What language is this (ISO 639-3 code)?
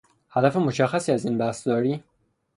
fas